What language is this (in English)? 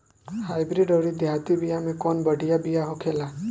Bhojpuri